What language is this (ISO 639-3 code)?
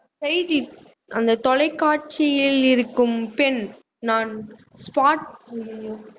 tam